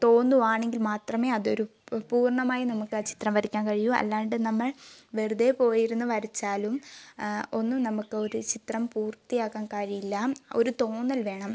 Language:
Malayalam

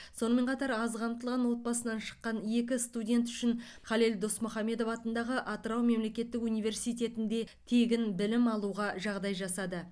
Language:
Kazakh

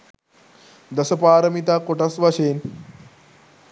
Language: Sinhala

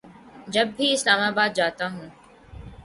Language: Urdu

